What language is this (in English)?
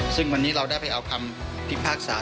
Thai